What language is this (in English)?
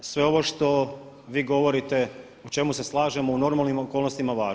Croatian